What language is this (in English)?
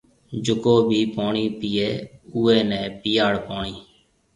Marwari (Pakistan)